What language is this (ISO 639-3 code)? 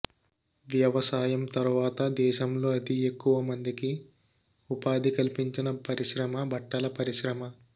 tel